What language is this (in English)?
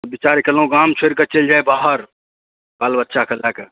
Maithili